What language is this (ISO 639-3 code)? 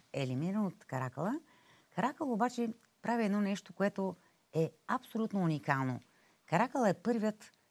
bul